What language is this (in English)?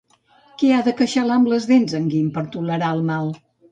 Catalan